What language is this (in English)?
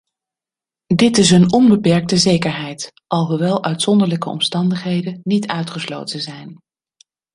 Dutch